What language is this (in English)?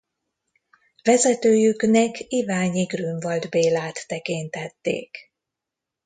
Hungarian